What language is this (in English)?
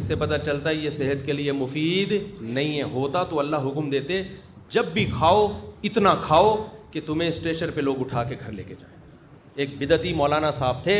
Urdu